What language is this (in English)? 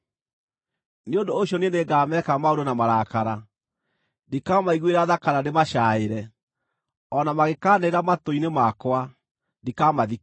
Kikuyu